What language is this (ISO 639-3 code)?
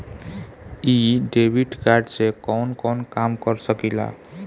bho